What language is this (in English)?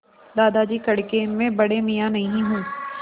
Hindi